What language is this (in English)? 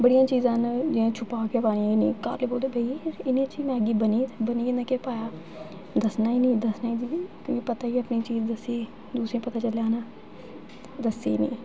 Dogri